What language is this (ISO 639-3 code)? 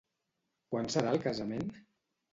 cat